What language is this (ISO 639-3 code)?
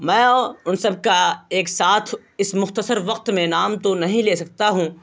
urd